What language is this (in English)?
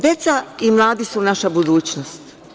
Serbian